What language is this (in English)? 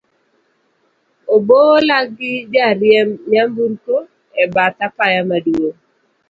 Luo (Kenya and Tanzania)